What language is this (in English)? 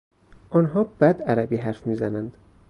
Persian